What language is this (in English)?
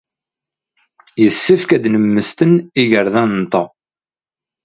Kabyle